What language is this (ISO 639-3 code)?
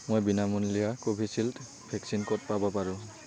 asm